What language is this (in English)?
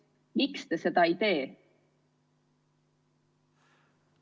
Estonian